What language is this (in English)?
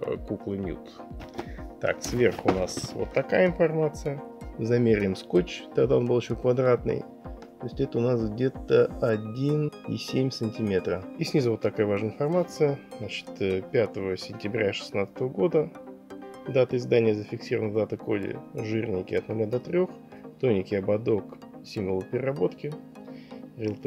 Russian